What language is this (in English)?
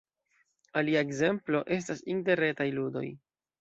Esperanto